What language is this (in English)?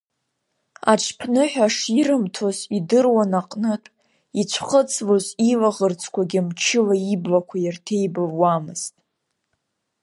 Abkhazian